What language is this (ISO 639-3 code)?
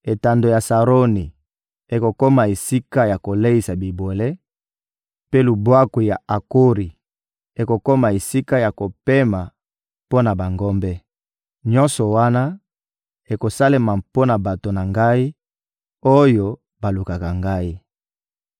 lin